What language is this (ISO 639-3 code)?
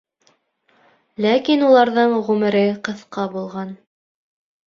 bak